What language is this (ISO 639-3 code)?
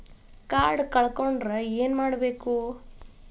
kan